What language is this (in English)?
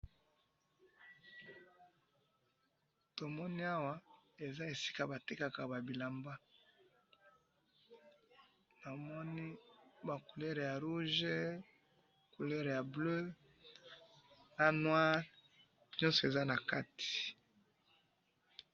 Lingala